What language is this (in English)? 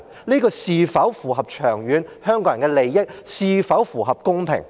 Cantonese